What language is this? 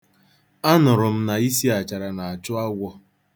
Igbo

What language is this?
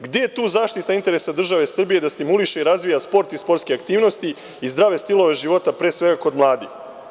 Serbian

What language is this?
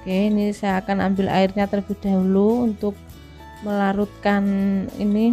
Indonesian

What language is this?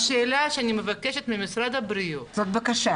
Hebrew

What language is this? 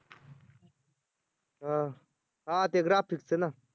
Marathi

